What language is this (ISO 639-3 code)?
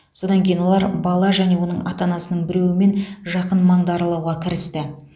kaz